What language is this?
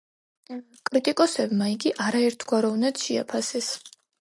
Georgian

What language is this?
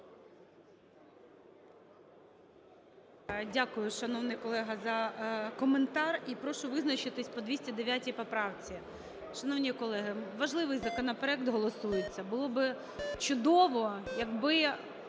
Ukrainian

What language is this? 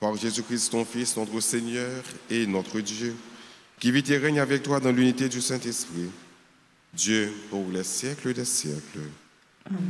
French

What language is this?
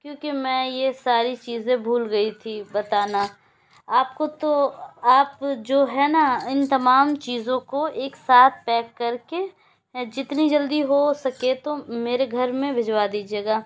Urdu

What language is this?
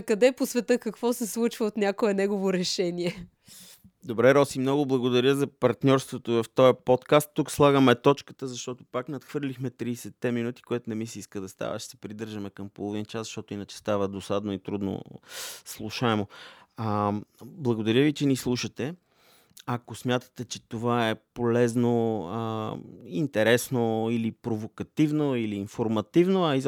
Bulgarian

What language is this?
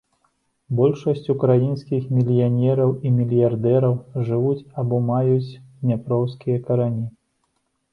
Belarusian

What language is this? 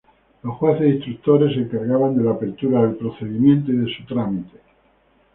Spanish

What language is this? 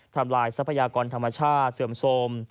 Thai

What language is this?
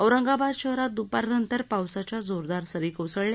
Marathi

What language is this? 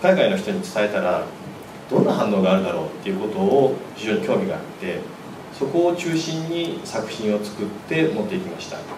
Japanese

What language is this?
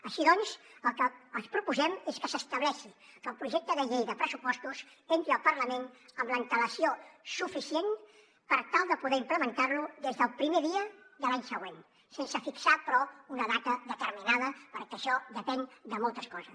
Catalan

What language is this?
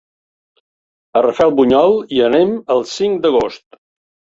Catalan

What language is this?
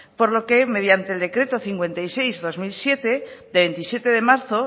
Spanish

